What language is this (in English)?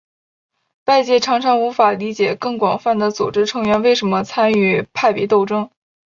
Chinese